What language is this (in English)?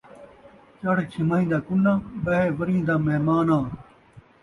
Saraiki